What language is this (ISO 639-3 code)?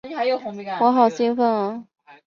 zho